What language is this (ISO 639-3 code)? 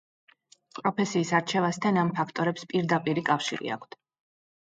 kat